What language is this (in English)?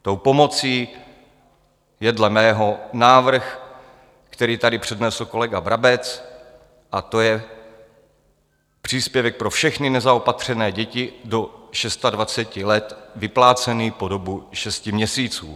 Czech